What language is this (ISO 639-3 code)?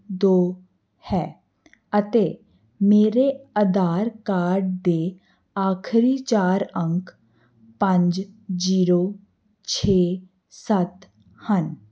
pan